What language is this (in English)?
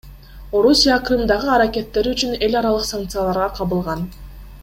Kyrgyz